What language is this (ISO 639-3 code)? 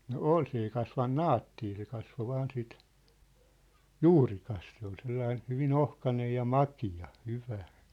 fin